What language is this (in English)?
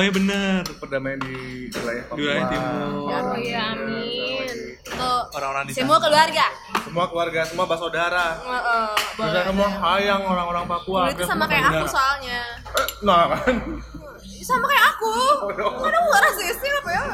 Indonesian